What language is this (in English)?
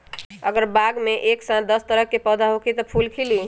Magahi